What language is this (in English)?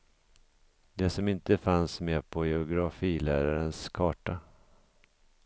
Swedish